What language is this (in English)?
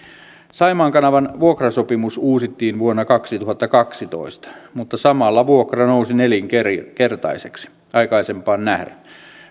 Finnish